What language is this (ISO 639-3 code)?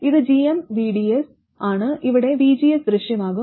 mal